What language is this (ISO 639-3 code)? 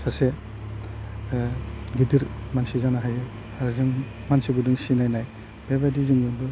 brx